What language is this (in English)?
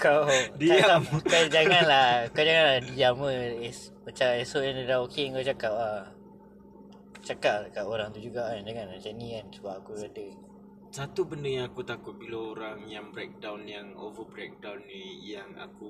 Malay